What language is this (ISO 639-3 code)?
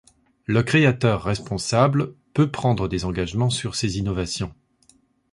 fra